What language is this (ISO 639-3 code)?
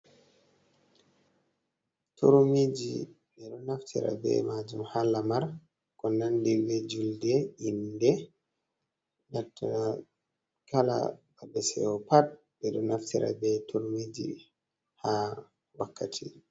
ful